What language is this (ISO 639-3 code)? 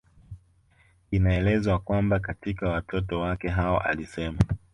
swa